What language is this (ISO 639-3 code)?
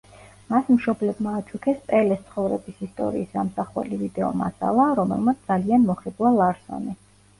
kat